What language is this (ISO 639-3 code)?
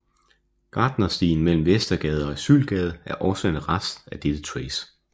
dan